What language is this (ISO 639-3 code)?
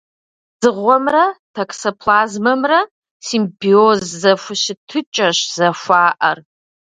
kbd